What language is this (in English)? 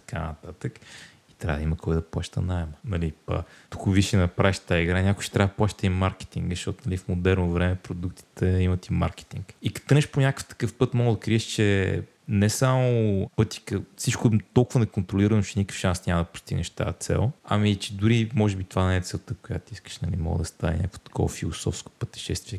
Bulgarian